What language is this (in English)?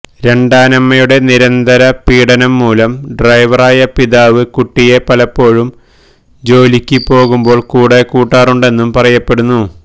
Malayalam